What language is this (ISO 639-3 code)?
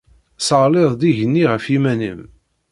kab